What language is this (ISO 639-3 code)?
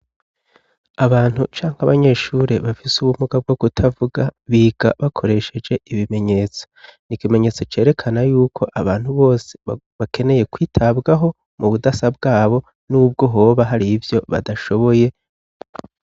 run